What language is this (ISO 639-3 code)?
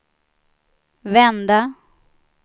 swe